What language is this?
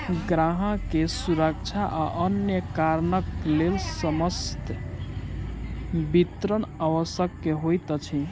Maithili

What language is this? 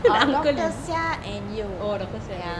English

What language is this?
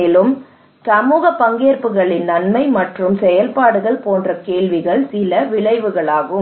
Tamil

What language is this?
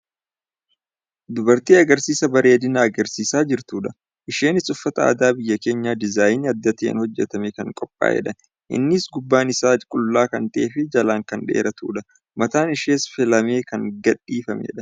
Oromo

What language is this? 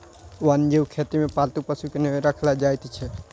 Maithili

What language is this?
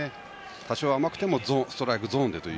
Japanese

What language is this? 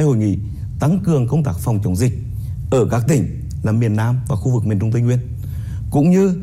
Vietnamese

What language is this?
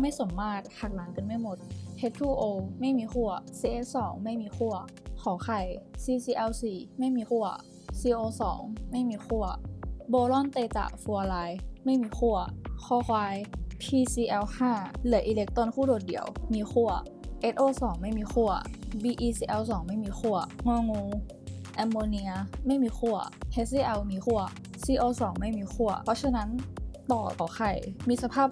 Thai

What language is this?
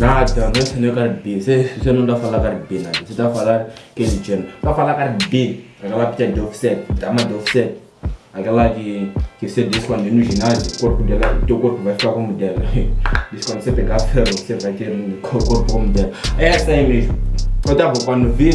Portuguese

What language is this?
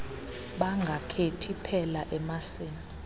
Xhosa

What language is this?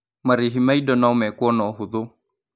Kikuyu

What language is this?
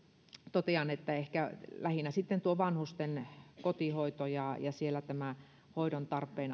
Finnish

